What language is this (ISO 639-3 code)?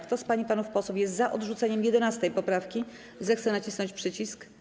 pol